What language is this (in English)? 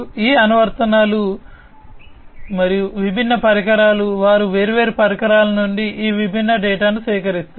Telugu